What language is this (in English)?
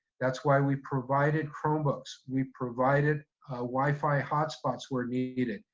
English